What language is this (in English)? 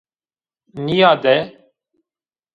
Zaza